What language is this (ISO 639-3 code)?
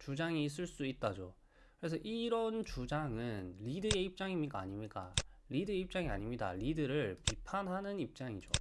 kor